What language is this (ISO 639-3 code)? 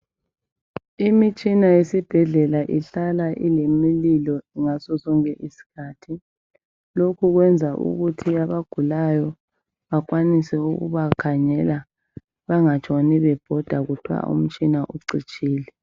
nde